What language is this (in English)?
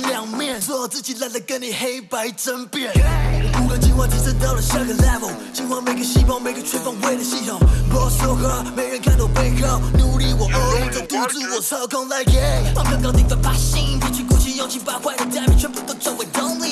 Chinese